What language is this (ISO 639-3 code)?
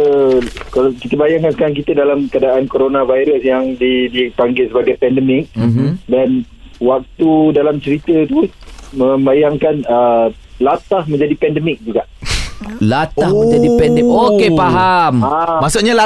msa